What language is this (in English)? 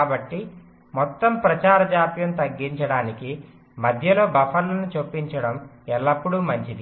Telugu